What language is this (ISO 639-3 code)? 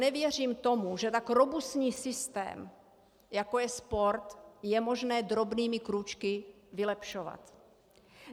ces